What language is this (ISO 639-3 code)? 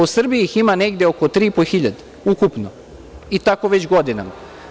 srp